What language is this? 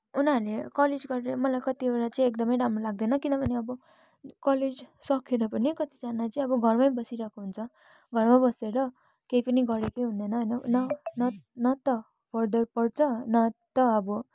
Nepali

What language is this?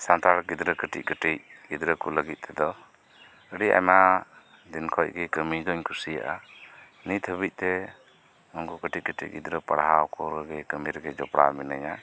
Santali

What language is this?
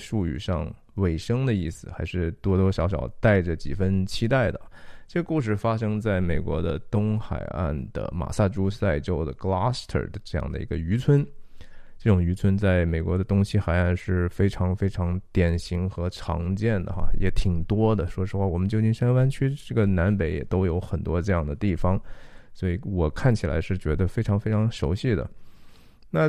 Chinese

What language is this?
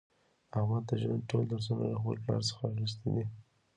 Pashto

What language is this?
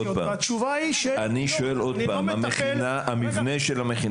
Hebrew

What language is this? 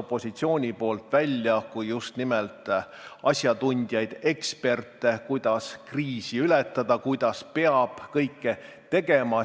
Estonian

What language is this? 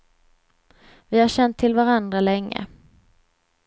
Swedish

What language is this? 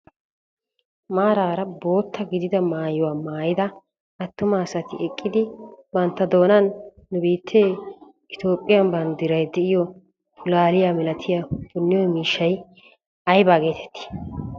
Wolaytta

